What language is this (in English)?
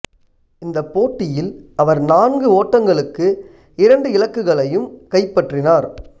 Tamil